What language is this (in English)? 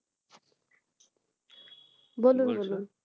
Bangla